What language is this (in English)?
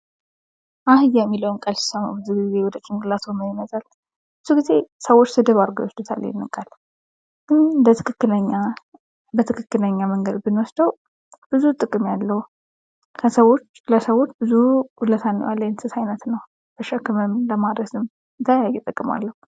Amharic